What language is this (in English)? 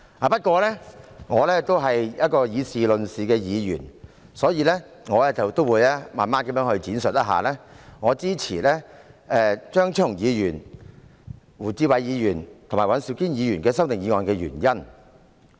Cantonese